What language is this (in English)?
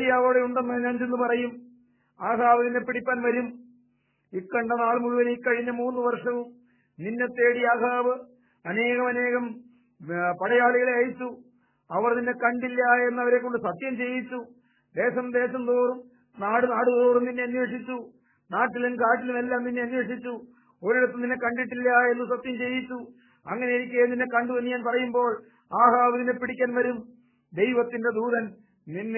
Malayalam